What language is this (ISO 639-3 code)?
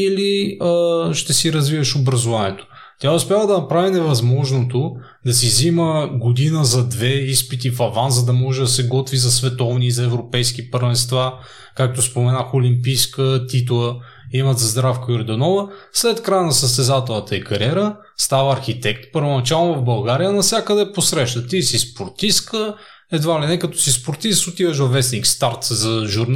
bul